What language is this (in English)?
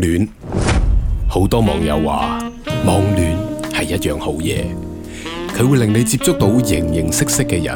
Chinese